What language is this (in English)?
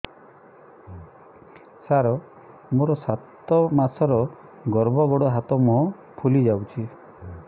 Odia